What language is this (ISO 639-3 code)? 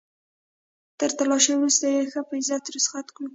pus